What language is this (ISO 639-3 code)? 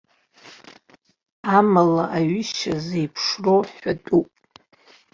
abk